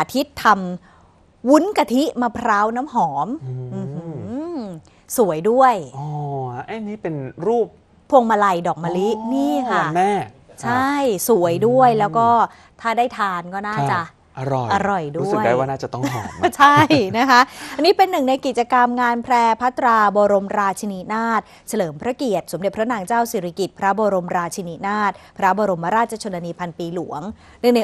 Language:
Thai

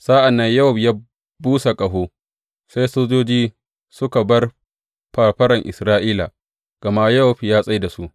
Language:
Hausa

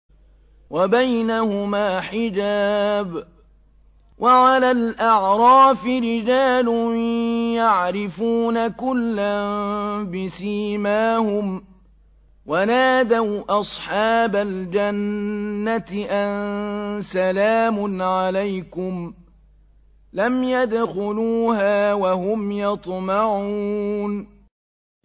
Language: Arabic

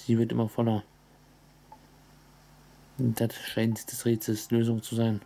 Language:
German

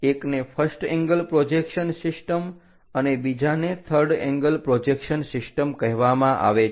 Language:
Gujarati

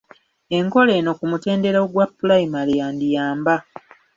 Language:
Ganda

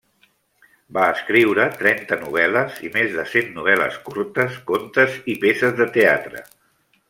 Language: Catalan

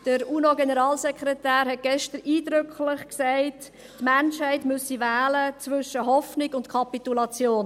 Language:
Swiss German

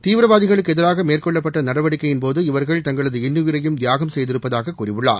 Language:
Tamil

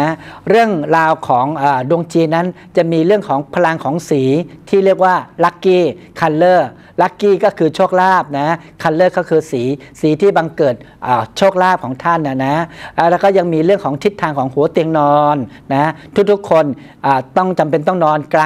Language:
Thai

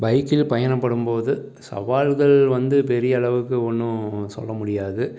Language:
Tamil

